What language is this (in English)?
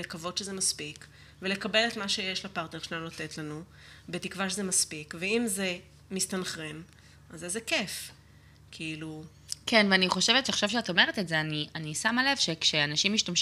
Hebrew